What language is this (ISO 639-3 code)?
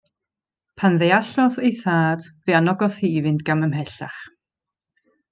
cym